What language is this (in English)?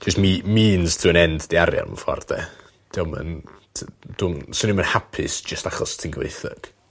Welsh